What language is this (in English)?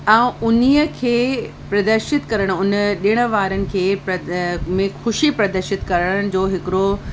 Sindhi